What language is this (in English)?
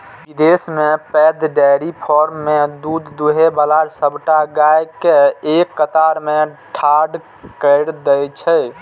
Maithili